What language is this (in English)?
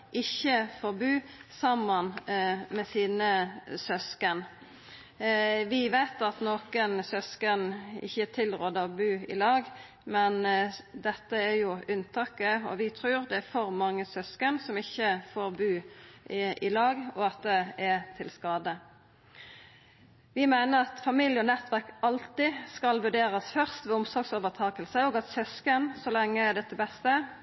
Norwegian Nynorsk